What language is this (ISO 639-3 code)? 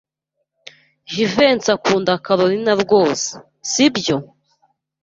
kin